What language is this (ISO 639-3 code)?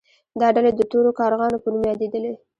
pus